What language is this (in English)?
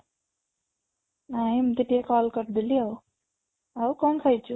Odia